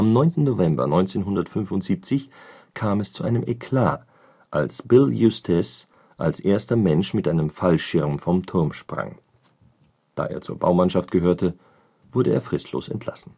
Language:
German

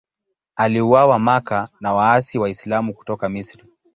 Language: Swahili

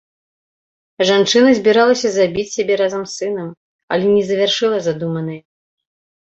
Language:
Belarusian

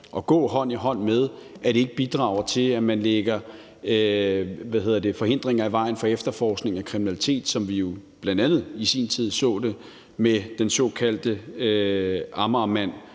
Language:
Danish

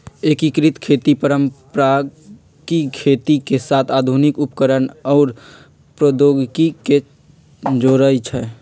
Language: Magahi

